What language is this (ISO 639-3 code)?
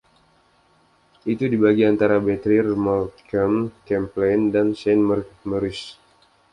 ind